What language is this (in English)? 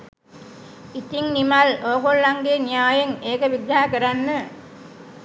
Sinhala